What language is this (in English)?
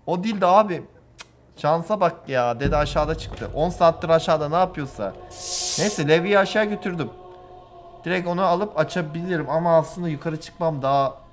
Turkish